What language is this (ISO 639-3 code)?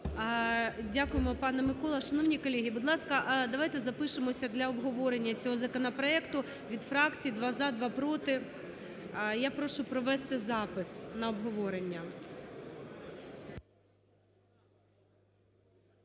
ukr